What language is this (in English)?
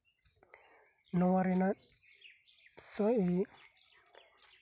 Santali